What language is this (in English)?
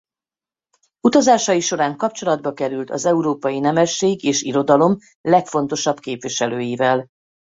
Hungarian